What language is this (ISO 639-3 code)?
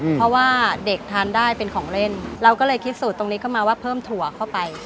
tha